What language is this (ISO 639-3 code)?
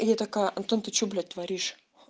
rus